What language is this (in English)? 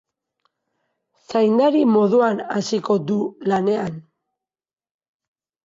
Basque